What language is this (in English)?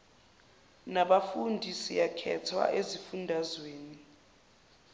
Zulu